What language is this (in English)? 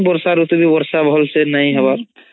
Odia